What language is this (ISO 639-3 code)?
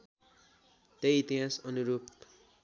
nep